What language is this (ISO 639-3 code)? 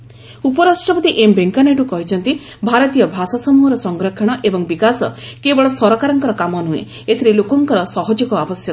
ori